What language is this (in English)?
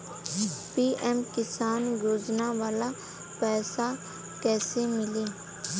Bhojpuri